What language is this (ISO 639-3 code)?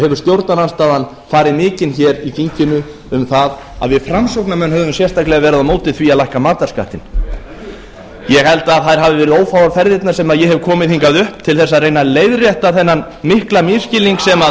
isl